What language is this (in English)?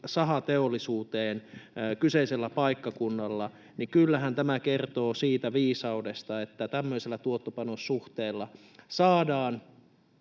Finnish